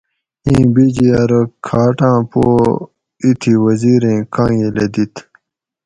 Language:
Gawri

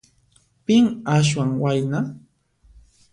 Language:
Puno Quechua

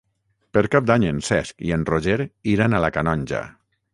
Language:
Catalan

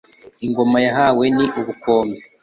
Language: Kinyarwanda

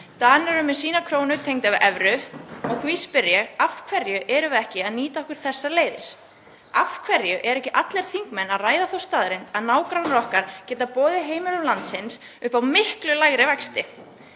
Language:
Icelandic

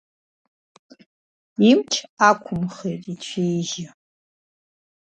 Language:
Abkhazian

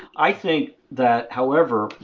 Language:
English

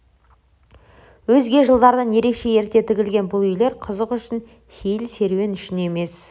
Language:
Kazakh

